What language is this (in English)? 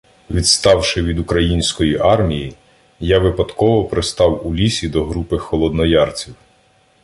Ukrainian